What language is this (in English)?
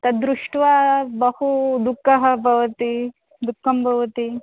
Sanskrit